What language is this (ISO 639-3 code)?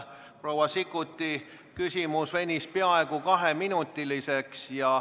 est